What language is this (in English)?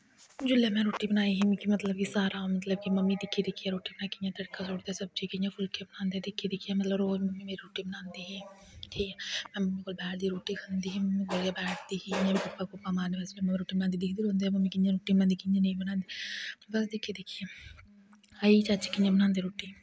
Dogri